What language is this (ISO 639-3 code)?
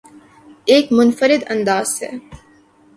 urd